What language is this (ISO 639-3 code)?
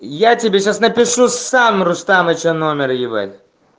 rus